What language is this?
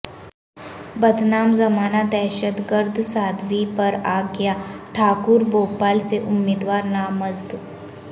Urdu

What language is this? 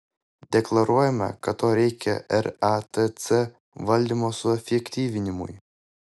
Lithuanian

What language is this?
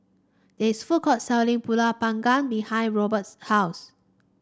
English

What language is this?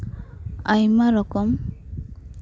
Santali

